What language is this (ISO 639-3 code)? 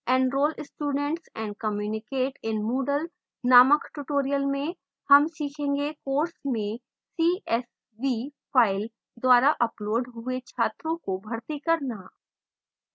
hin